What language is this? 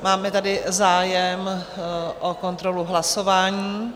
Czech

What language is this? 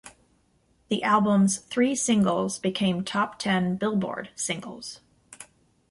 English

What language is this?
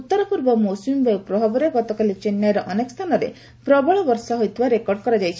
Odia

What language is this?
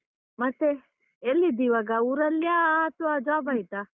Kannada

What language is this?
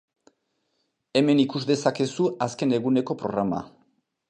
Basque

